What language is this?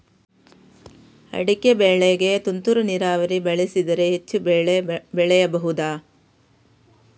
Kannada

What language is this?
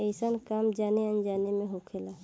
Bhojpuri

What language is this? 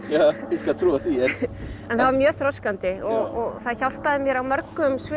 Icelandic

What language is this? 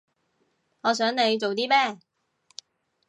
Cantonese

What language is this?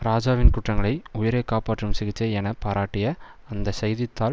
Tamil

